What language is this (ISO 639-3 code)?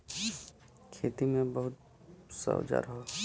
bho